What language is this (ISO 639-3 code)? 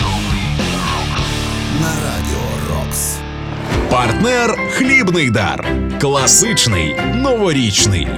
ukr